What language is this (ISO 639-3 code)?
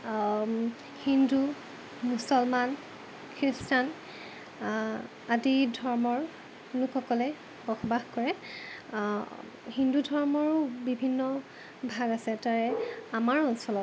asm